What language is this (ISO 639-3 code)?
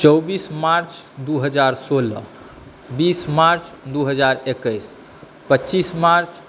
mai